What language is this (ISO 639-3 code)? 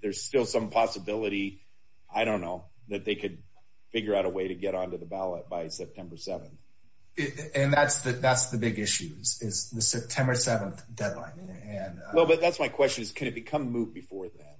eng